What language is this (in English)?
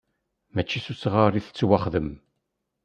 Kabyle